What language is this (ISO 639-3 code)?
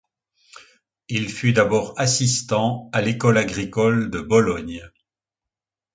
fra